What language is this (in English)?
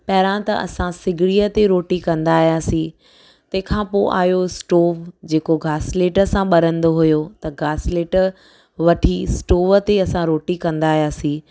Sindhi